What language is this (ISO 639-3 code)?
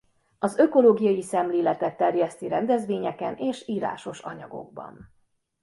hun